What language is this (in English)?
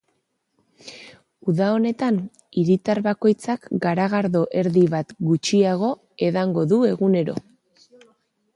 Basque